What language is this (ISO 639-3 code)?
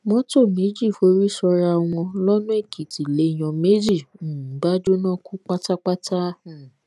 yor